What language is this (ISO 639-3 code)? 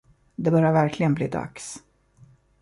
swe